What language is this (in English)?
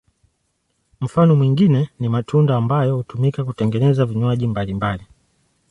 Swahili